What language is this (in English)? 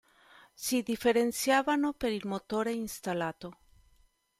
Italian